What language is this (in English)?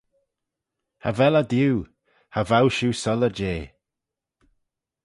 Manx